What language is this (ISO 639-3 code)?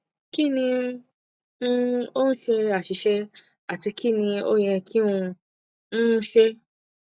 yor